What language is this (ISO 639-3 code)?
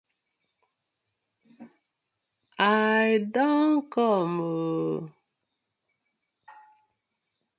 pcm